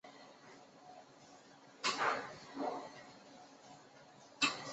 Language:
Chinese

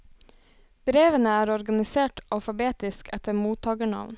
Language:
Norwegian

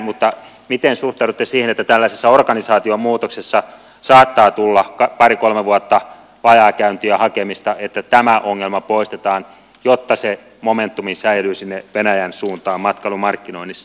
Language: Finnish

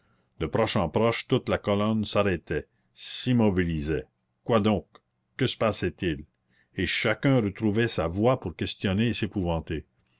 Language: French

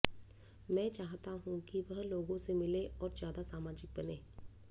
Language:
Hindi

